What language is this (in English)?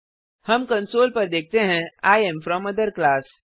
Hindi